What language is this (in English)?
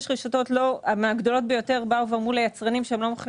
Hebrew